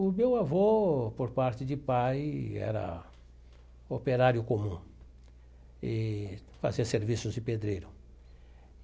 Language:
Portuguese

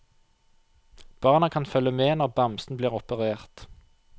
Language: Norwegian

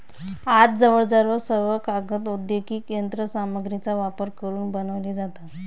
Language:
Marathi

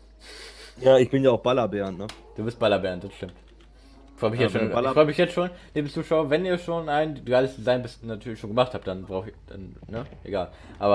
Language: German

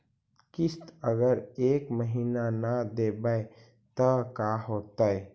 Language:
Magahi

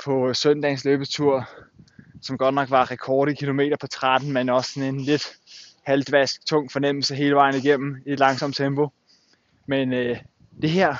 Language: Danish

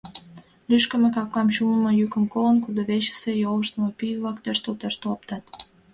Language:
Mari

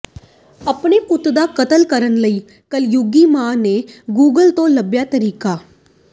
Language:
Punjabi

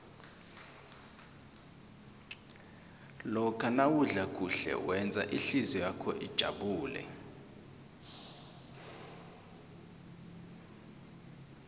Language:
South Ndebele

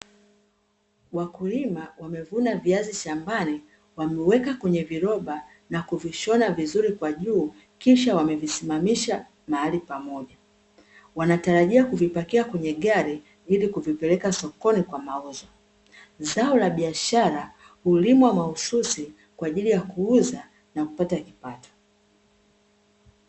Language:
Swahili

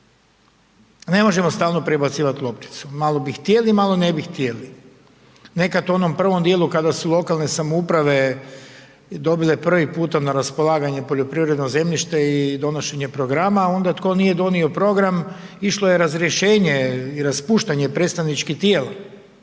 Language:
Croatian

